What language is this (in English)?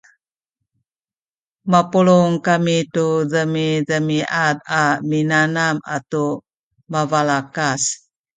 Sakizaya